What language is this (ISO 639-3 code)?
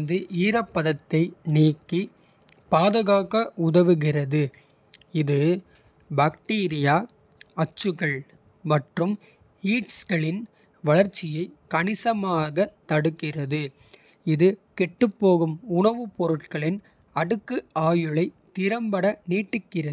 kfe